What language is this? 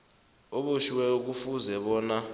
South Ndebele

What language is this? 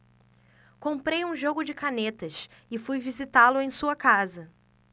Portuguese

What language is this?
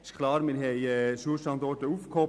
Swiss German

